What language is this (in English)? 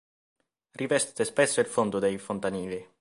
Italian